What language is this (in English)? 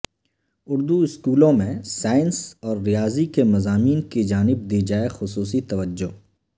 Urdu